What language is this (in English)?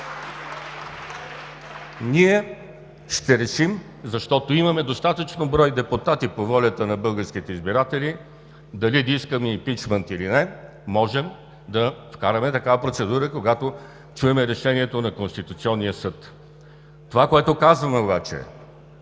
Bulgarian